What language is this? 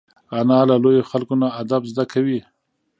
Pashto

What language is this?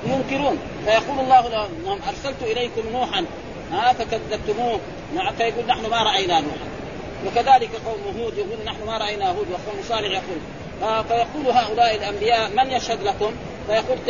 Arabic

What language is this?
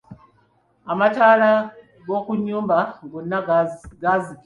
Ganda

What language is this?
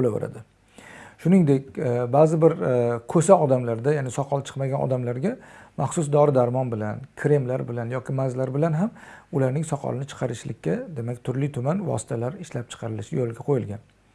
Turkish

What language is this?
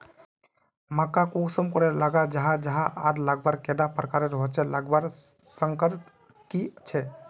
Magahi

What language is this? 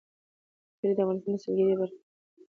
Pashto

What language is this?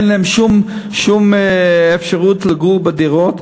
Hebrew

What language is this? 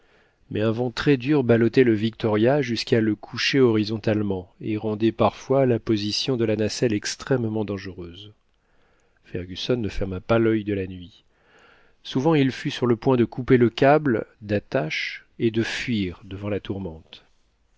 French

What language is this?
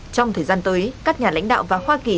Vietnamese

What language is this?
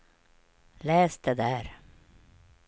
Swedish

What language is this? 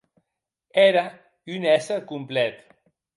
Occitan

